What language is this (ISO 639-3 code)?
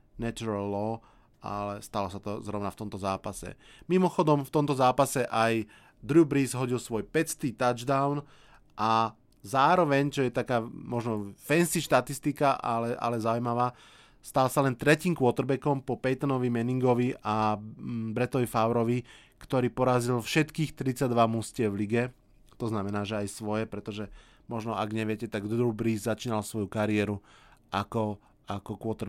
slk